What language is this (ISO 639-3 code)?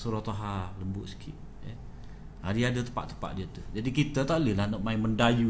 msa